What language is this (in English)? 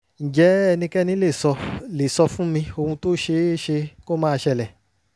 Yoruba